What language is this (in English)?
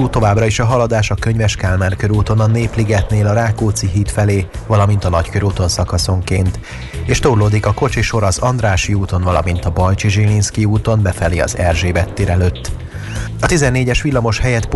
Hungarian